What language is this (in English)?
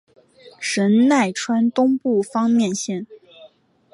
Chinese